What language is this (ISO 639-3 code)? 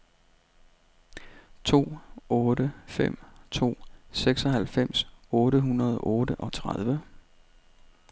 dan